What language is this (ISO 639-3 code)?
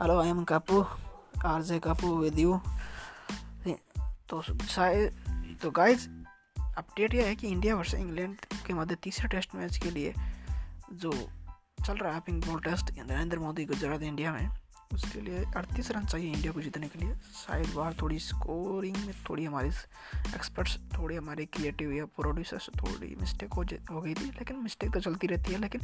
hin